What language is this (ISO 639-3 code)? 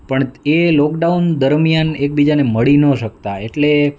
guj